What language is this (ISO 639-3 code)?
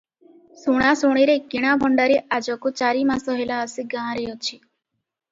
ori